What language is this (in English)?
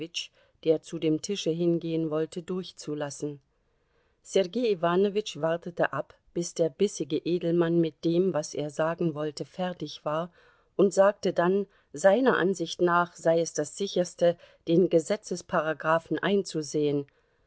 German